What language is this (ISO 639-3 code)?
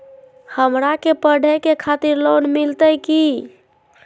mag